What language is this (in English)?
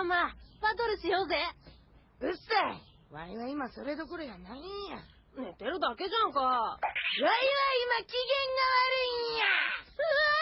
Japanese